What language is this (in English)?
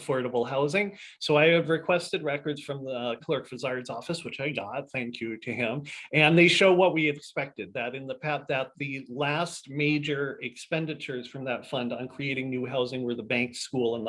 English